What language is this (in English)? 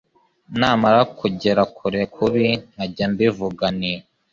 Kinyarwanda